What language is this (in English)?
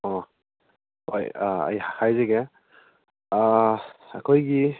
Manipuri